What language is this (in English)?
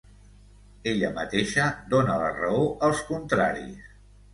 Catalan